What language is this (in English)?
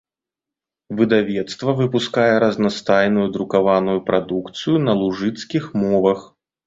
Belarusian